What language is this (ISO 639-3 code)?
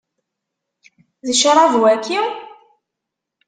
kab